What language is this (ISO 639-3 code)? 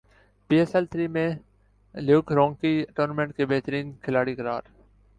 urd